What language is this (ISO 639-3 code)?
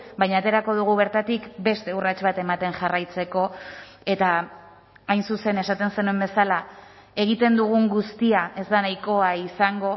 eus